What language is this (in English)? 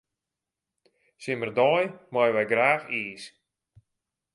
Western Frisian